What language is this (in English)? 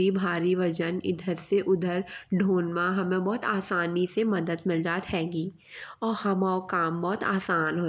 Bundeli